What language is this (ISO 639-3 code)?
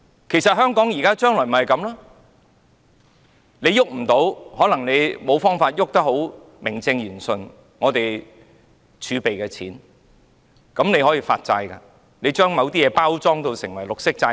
yue